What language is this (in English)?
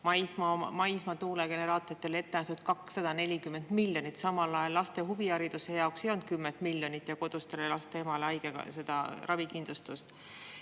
Estonian